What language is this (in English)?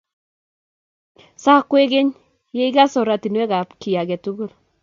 Kalenjin